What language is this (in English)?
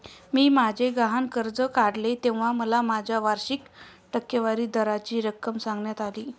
Marathi